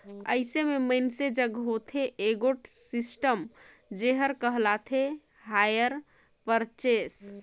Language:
Chhattisgarhi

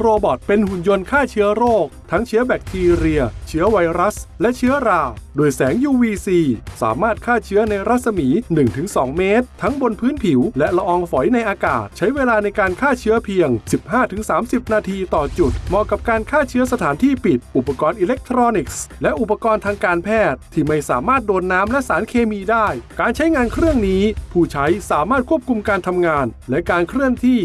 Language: Thai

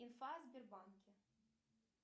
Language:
Russian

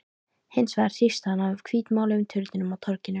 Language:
Icelandic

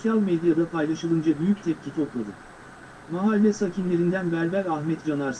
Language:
Turkish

